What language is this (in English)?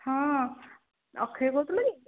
Odia